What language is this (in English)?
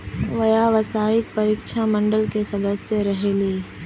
Magahi